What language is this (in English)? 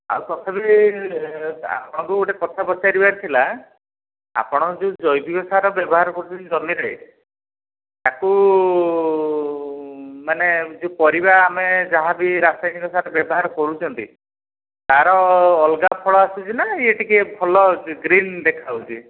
Odia